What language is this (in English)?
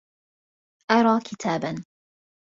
Arabic